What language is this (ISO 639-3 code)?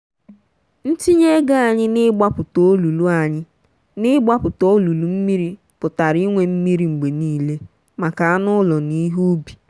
ibo